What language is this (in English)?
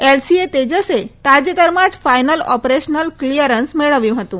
Gujarati